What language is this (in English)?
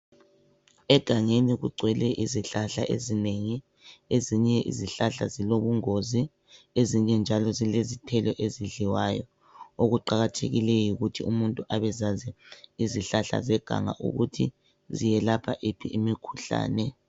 North Ndebele